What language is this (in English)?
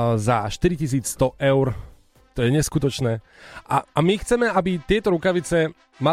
Slovak